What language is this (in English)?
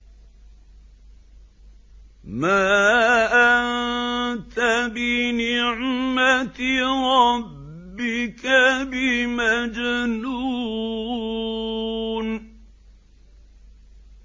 Arabic